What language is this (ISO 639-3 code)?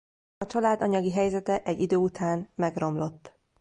hun